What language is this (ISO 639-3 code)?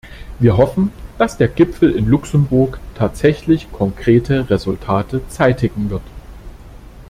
deu